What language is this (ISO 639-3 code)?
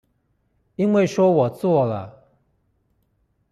zho